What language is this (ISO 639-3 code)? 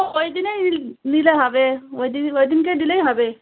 ben